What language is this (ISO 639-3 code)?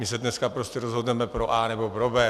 ces